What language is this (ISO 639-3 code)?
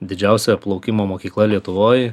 lit